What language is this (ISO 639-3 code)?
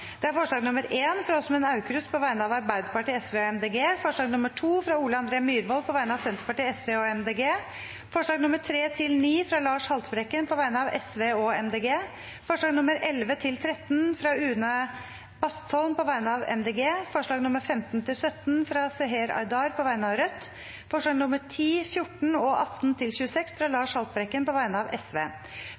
nob